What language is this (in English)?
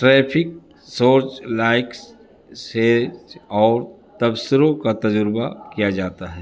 Urdu